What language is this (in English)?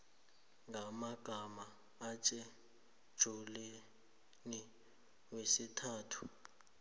South Ndebele